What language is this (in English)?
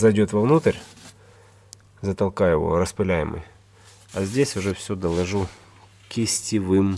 Russian